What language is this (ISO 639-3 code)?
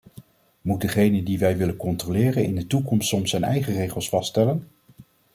nld